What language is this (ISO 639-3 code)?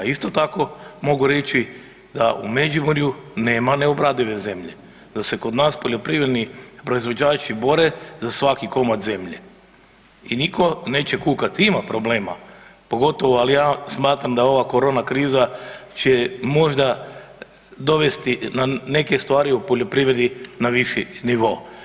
hrv